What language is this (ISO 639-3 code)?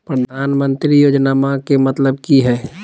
mag